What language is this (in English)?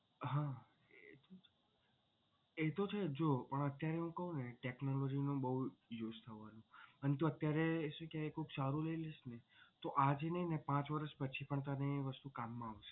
Gujarati